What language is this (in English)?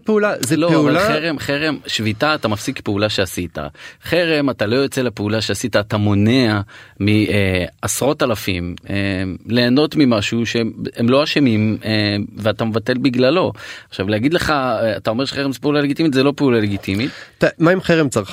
Hebrew